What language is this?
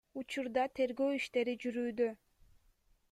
Kyrgyz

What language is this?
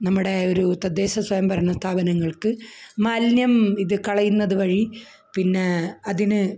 Malayalam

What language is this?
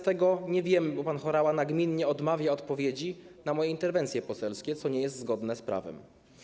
Polish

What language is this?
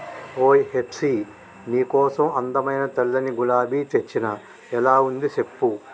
Telugu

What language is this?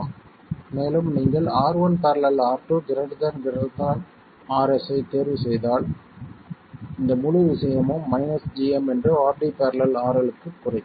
Tamil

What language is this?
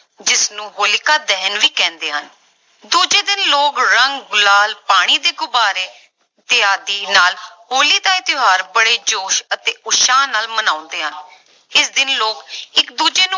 Punjabi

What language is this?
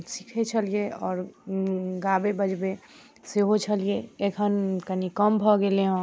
Maithili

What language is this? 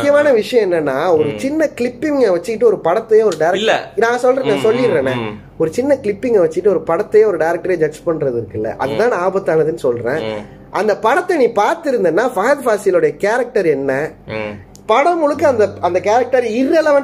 Tamil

